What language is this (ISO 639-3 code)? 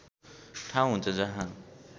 nep